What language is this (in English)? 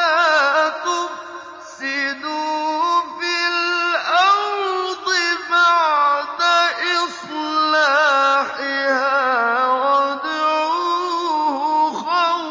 Arabic